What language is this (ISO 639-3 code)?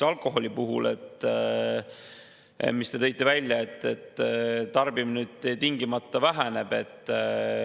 est